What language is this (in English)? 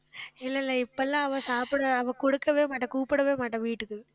Tamil